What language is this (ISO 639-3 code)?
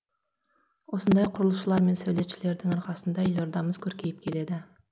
kaz